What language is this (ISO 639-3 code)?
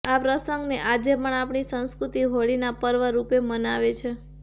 guj